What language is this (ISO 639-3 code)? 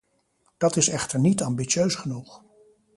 nld